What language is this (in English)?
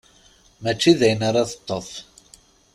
Kabyle